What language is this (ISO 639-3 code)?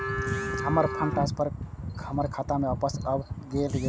mai